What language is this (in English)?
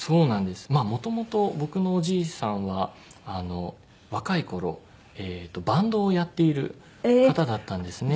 Japanese